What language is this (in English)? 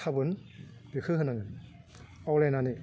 Bodo